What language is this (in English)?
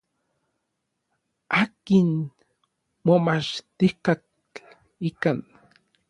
Orizaba Nahuatl